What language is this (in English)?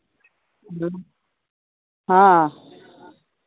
Santali